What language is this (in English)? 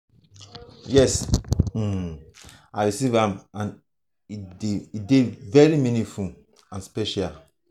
Nigerian Pidgin